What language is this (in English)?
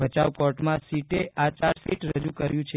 Gujarati